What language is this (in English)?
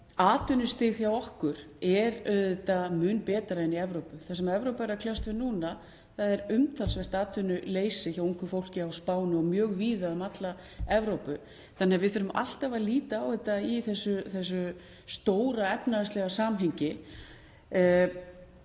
Icelandic